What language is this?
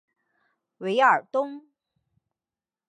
Chinese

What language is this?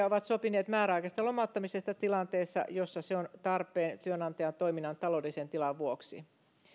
Finnish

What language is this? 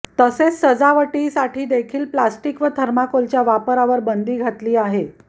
Marathi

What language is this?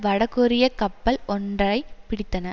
Tamil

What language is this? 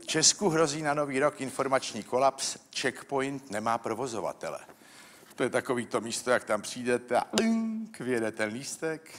Czech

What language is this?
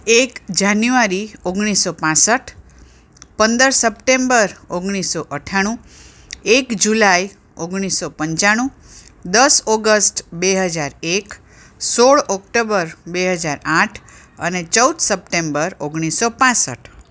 Gujarati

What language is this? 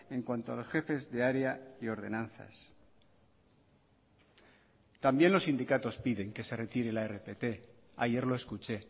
Spanish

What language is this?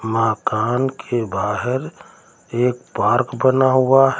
Hindi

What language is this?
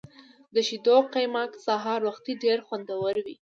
Pashto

